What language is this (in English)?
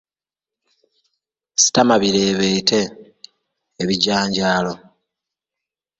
Ganda